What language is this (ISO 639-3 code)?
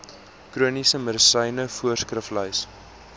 afr